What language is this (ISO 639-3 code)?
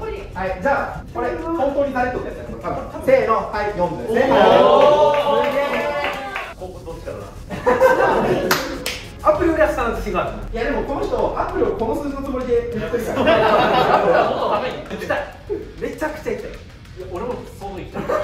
jpn